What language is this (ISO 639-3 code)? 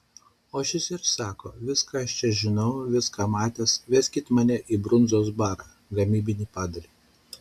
lit